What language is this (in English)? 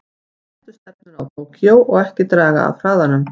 Icelandic